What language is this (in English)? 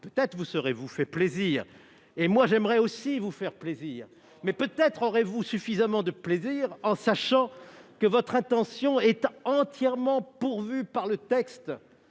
French